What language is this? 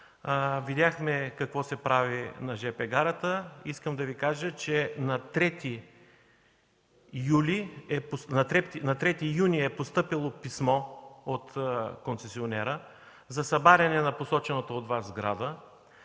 Bulgarian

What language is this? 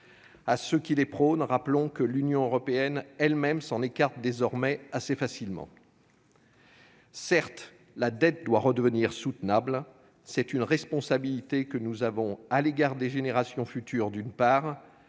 French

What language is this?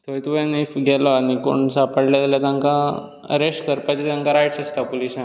Konkani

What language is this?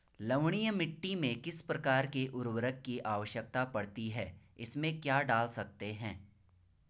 Hindi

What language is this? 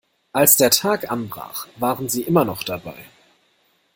German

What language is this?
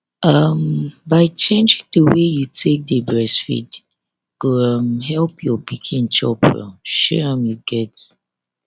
Nigerian Pidgin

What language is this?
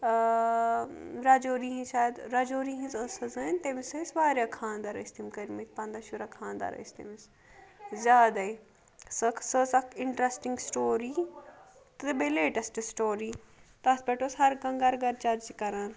Kashmiri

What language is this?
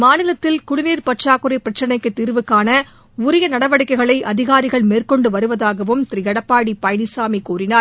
Tamil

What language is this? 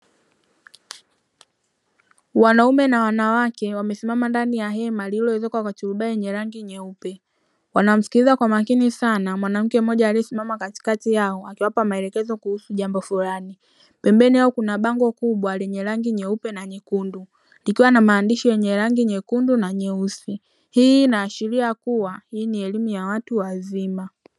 Swahili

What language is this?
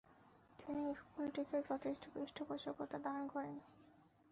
Bangla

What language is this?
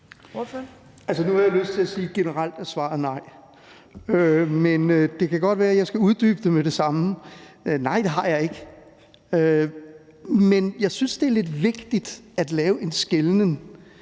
Danish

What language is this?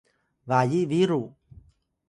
Atayal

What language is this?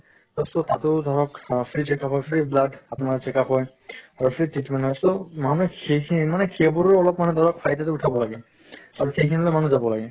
Assamese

